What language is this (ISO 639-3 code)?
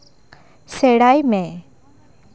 sat